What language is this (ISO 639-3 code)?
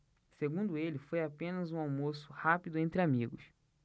por